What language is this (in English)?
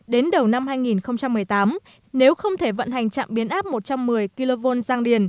Vietnamese